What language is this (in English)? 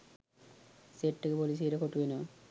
Sinhala